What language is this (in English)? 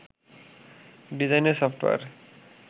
Bangla